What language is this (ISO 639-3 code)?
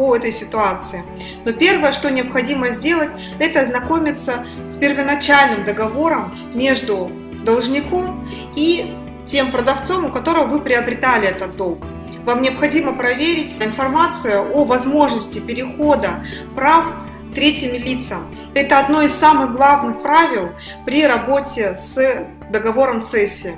rus